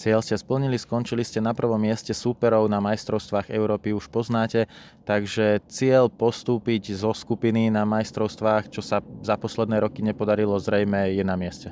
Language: Slovak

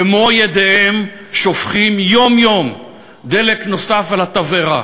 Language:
Hebrew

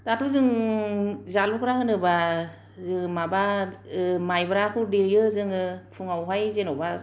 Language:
Bodo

